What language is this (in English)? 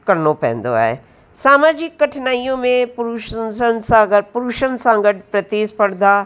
Sindhi